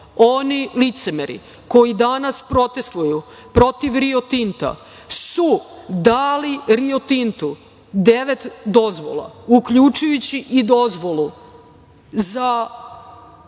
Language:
Serbian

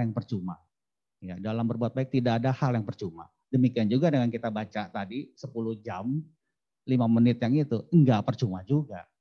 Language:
Indonesian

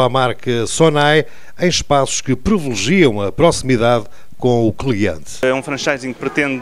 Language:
Portuguese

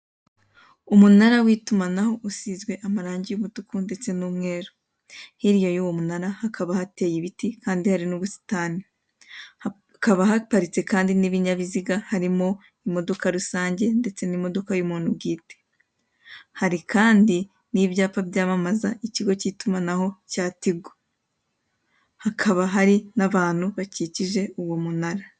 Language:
Kinyarwanda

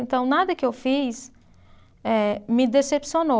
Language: Portuguese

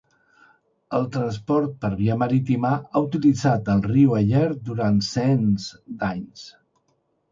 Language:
Catalan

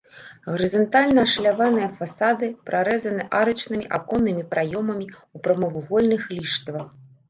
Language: Belarusian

